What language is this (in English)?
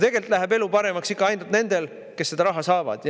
Estonian